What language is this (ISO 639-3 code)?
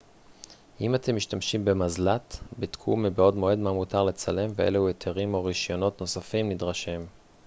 heb